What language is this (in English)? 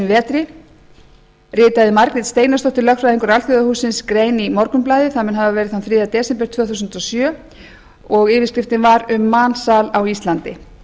Icelandic